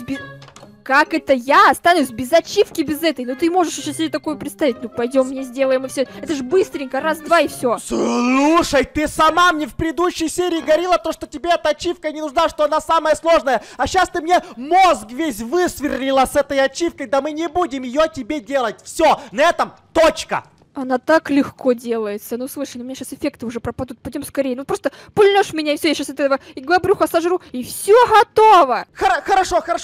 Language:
Russian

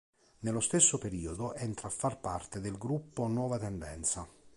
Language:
Italian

